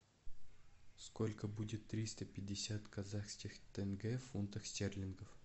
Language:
Russian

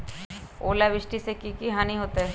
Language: Magahi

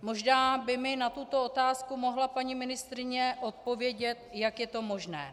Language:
Czech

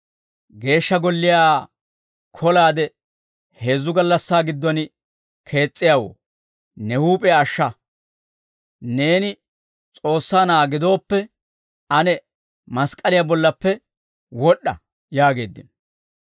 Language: Dawro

